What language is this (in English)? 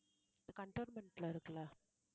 Tamil